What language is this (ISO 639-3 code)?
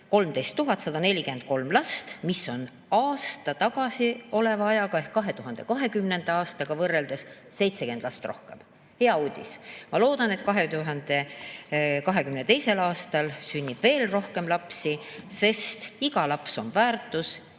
est